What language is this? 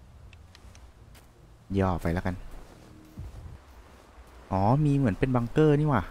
Thai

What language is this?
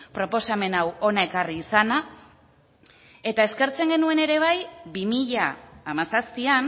Basque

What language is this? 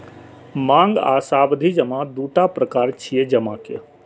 Maithili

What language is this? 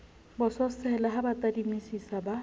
Southern Sotho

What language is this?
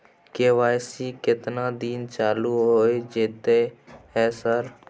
Maithili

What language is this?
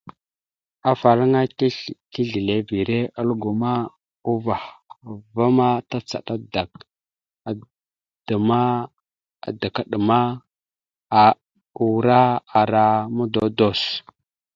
Mada (Cameroon)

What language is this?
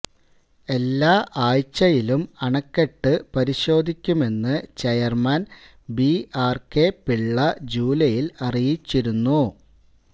Malayalam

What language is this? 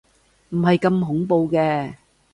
Cantonese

